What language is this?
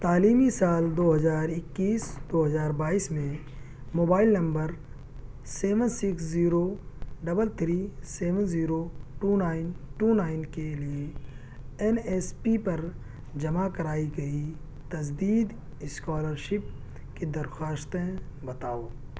Urdu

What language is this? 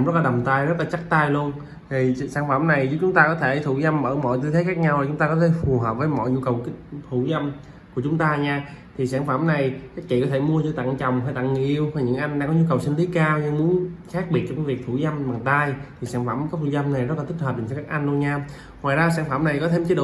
Vietnamese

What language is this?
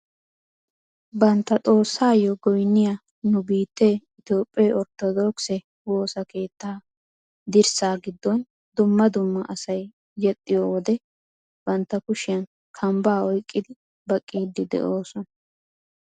Wolaytta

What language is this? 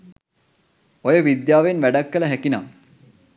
Sinhala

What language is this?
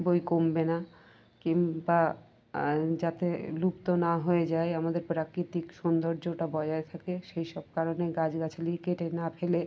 Bangla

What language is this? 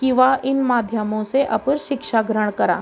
Garhwali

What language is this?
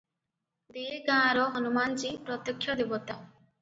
Odia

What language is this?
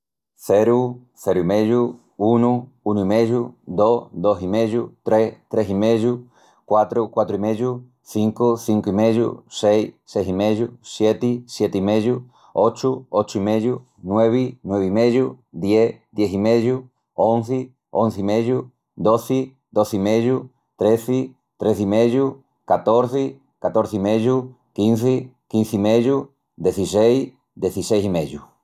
Extremaduran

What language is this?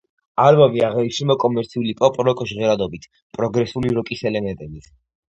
Georgian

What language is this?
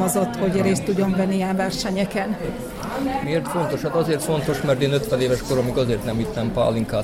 Hungarian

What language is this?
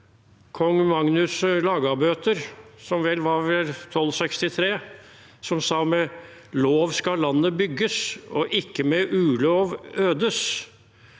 Norwegian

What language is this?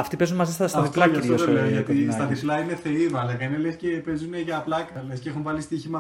Greek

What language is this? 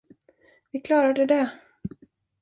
Swedish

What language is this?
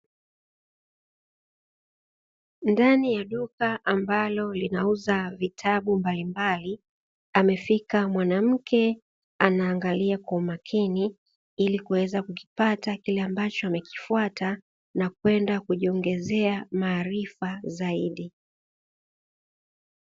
Swahili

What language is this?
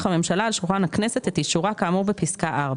Hebrew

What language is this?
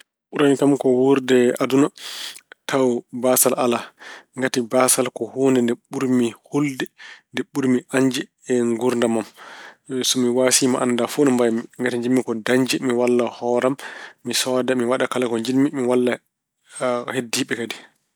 Fula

